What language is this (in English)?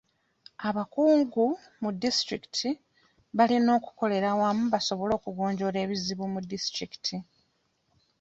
Ganda